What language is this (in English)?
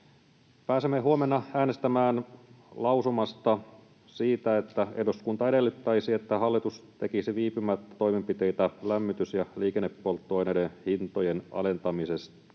Finnish